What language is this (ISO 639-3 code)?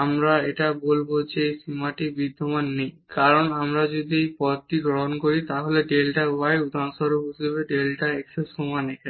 ben